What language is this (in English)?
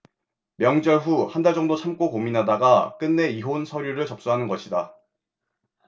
Korean